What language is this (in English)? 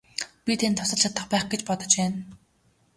Mongolian